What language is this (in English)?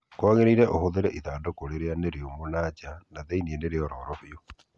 Kikuyu